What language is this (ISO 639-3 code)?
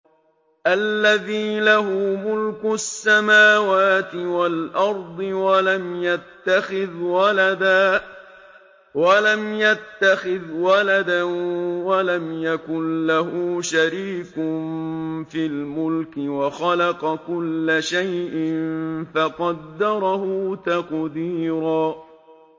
ara